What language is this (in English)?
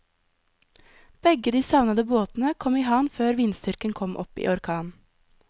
Norwegian